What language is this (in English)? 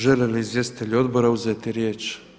Croatian